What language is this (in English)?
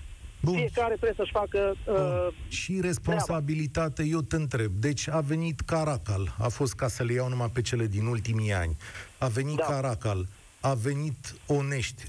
Romanian